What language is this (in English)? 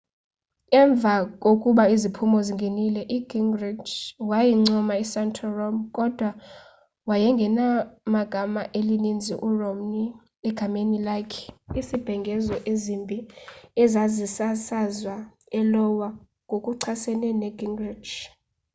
Xhosa